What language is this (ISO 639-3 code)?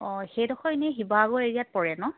asm